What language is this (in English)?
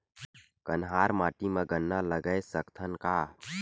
Chhattisgarhi